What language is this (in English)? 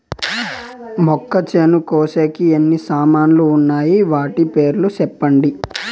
Telugu